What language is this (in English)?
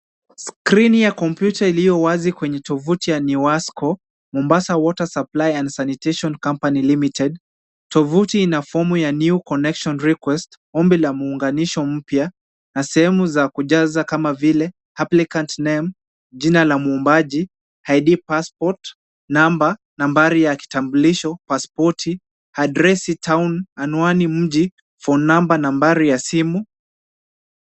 Swahili